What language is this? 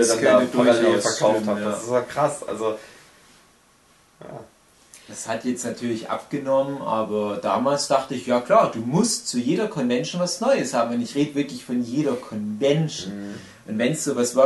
German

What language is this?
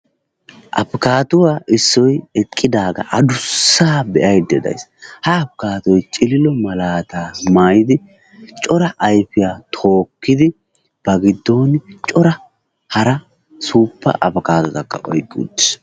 Wolaytta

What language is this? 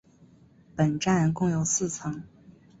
Chinese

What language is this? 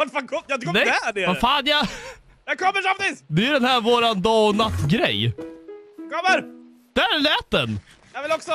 Swedish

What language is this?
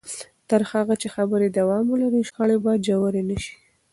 Pashto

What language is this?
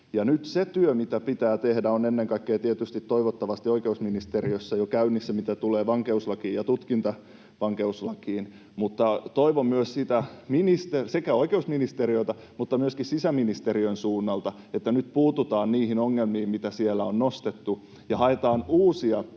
Finnish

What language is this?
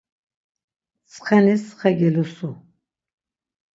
Laz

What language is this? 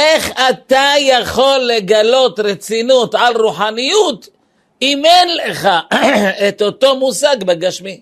Hebrew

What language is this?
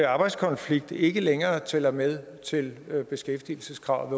Danish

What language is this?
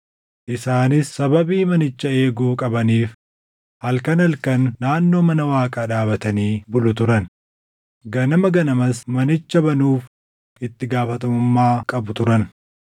Oromo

